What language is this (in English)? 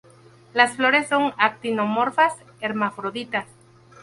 Spanish